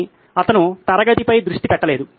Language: Telugu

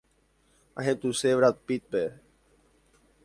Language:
Guarani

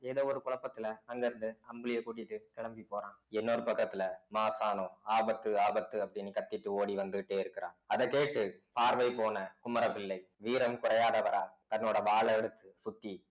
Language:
Tamil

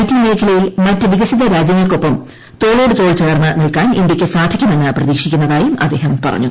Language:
Malayalam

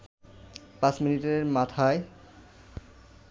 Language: Bangla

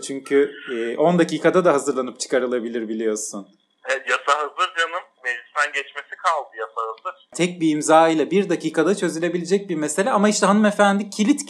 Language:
Turkish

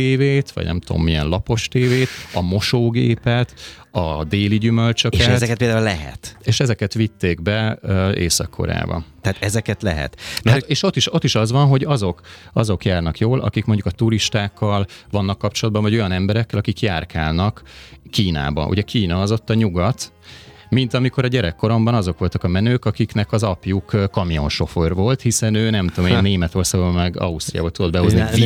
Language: Hungarian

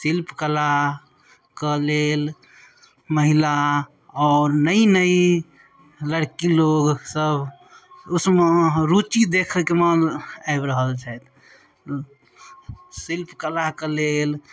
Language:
Maithili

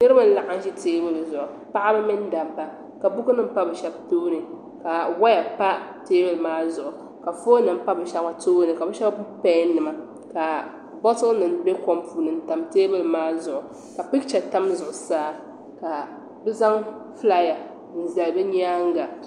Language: Dagbani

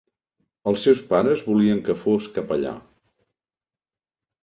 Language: Catalan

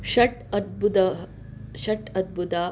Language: Sanskrit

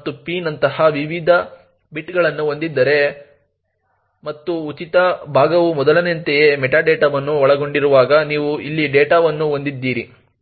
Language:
Kannada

